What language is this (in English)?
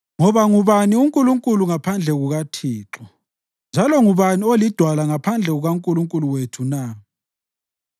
North Ndebele